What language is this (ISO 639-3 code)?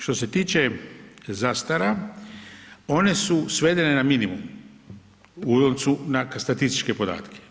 hrv